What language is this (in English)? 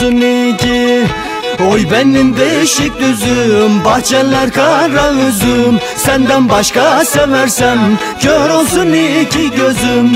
Turkish